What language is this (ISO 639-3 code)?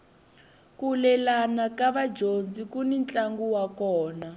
tso